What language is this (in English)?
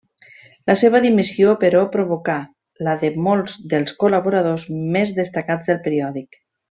Catalan